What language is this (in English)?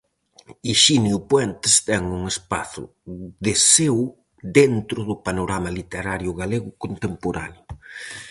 Galician